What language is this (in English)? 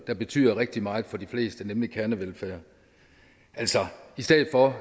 Danish